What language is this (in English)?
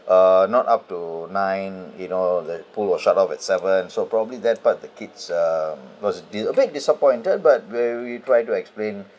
English